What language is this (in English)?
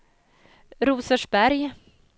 Swedish